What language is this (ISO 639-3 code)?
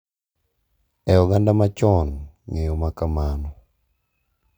luo